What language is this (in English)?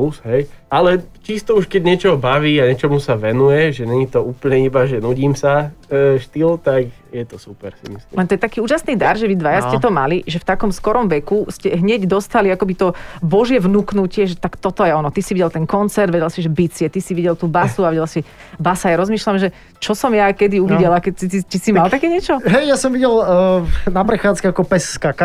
Slovak